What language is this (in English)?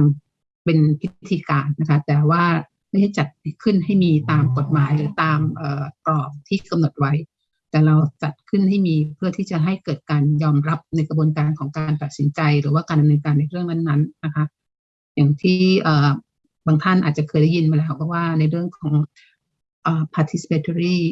Thai